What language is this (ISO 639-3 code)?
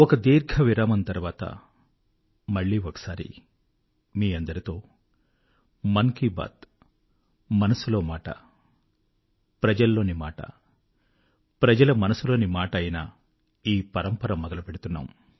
tel